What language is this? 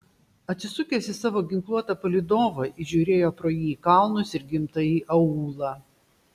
Lithuanian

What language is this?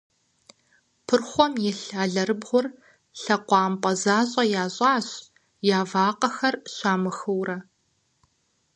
Kabardian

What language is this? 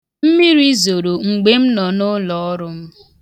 Igbo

